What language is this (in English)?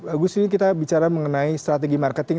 Indonesian